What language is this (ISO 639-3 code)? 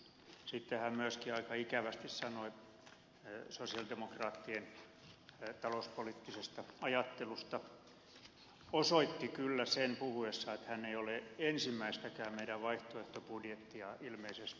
fin